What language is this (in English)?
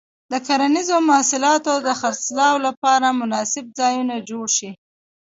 Pashto